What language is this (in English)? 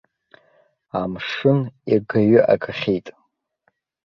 Abkhazian